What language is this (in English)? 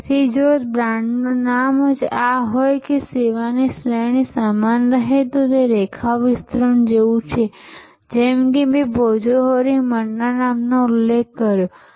Gujarati